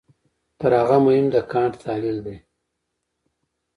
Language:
Pashto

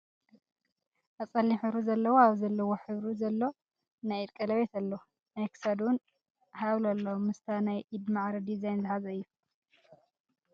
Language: Tigrinya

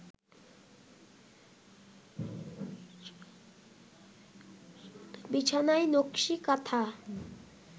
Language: Bangla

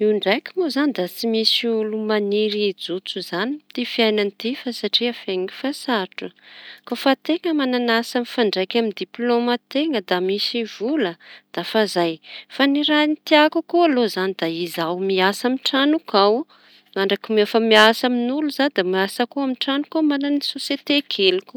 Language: Tanosy Malagasy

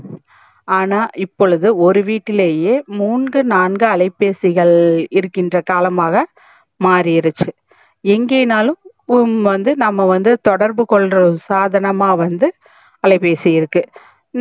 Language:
Tamil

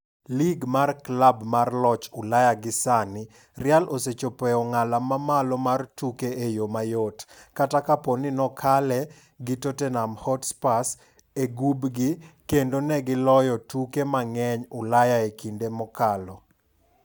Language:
Luo (Kenya and Tanzania)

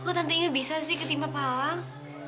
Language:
Indonesian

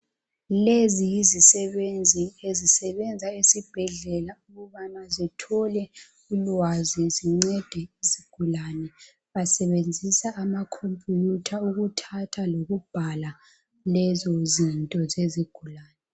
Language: North Ndebele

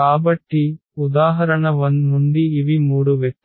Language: Telugu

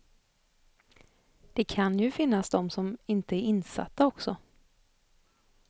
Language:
Swedish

